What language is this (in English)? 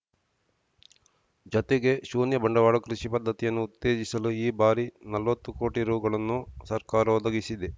Kannada